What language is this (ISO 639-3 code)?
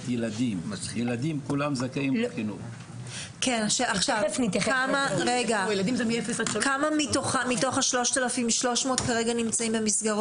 heb